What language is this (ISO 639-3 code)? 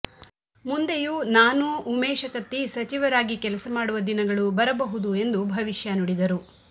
kan